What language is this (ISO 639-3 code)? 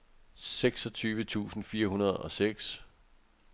dan